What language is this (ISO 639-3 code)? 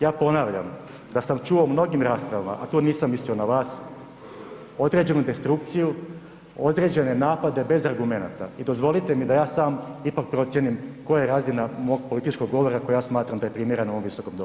hrv